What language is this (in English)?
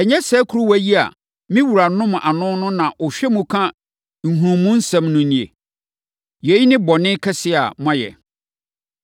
Akan